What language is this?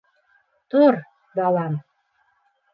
Bashkir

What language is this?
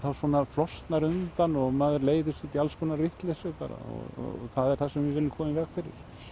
Icelandic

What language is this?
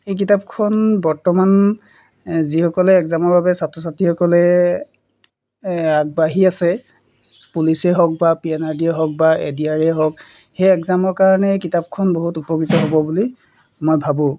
Assamese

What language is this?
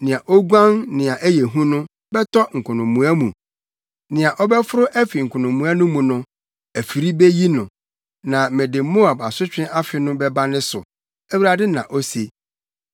Akan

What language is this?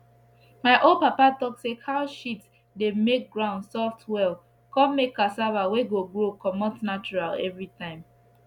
Nigerian Pidgin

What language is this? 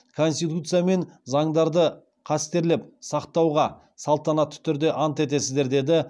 Kazakh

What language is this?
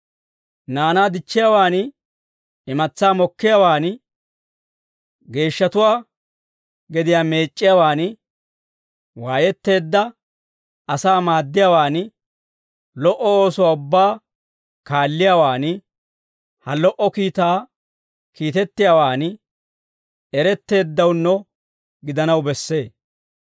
Dawro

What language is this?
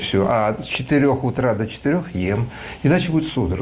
Russian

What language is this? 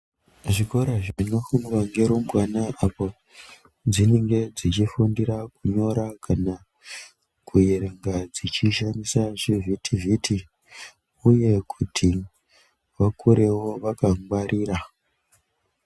Ndau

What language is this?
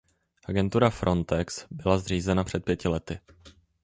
Czech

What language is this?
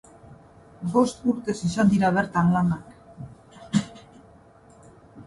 Basque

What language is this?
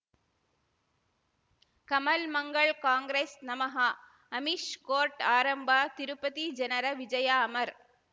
Kannada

